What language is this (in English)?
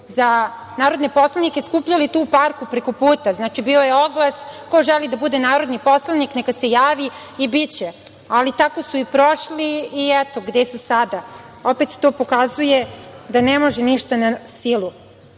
Serbian